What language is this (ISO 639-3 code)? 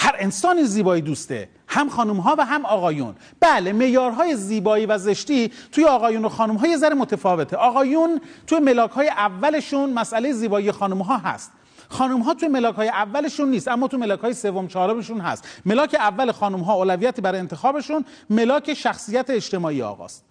fas